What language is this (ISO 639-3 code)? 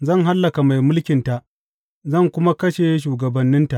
hau